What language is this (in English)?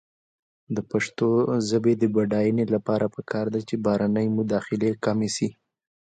Pashto